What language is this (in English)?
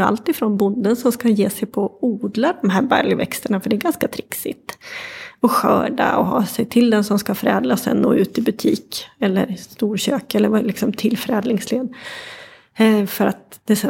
Swedish